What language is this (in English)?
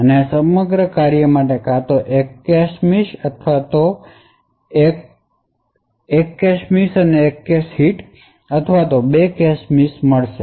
Gujarati